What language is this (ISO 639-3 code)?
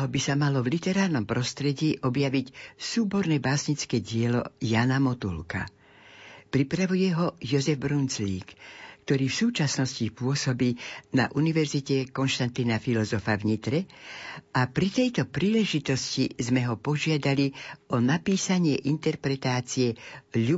slk